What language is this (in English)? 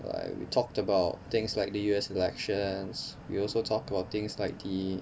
English